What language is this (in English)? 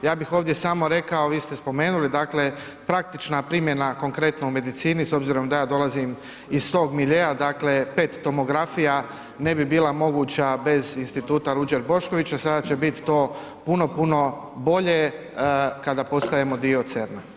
Croatian